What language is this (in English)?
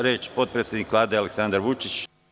Serbian